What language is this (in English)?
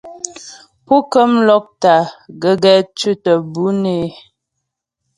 Ghomala